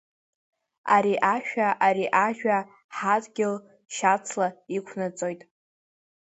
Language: Abkhazian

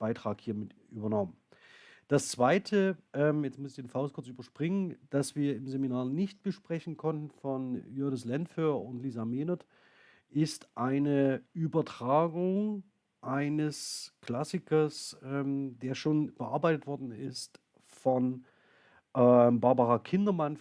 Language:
German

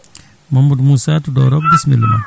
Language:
Fula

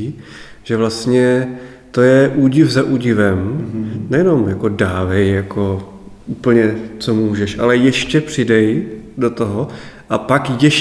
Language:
Czech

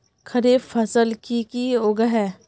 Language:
Magahi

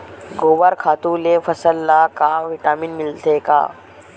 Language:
Chhattisgarhi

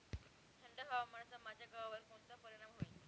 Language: Marathi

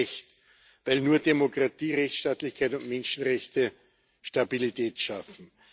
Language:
German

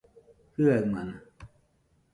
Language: Nüpode Huitoto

